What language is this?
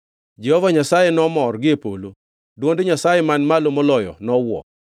Luo (Kenya and Tanzania)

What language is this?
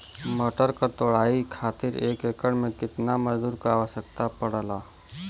Bhojpuri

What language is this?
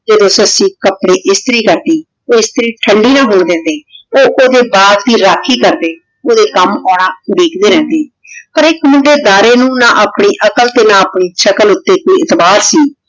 Punjabi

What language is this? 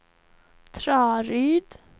Swedish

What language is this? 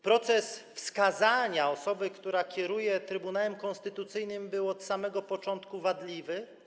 Polish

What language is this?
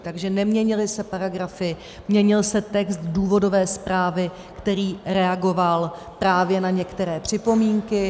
Czech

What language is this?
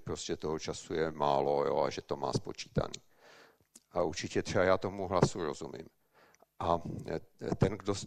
Czech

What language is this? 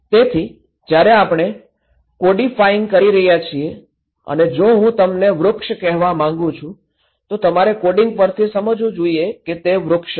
Gujarati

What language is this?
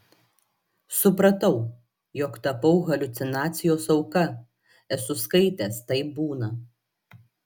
Lithuanian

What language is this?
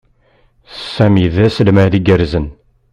Kabyle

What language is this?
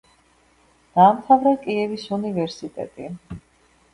Georgian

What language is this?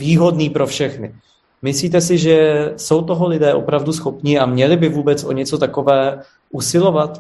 Czech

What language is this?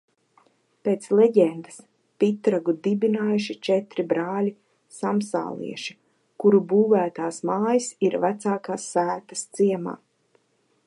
Latvian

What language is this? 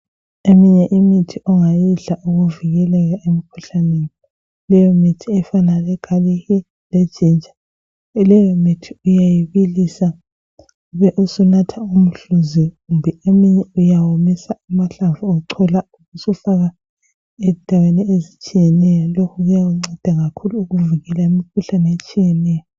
North Ndebele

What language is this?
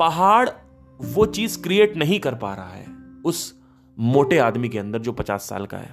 Hindi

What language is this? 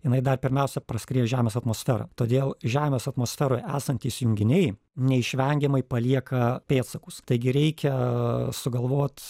Lithuanian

